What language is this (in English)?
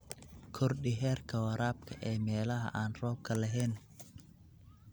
Somali